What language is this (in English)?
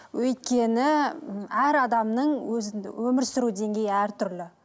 Kazakh